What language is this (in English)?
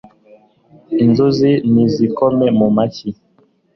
Kinyarwanda